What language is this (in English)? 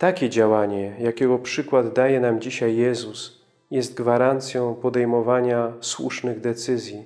Polish